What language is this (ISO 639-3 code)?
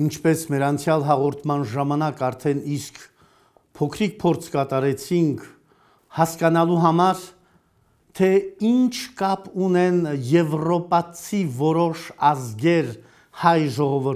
tur